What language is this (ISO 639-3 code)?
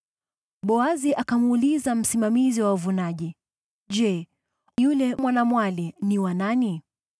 swa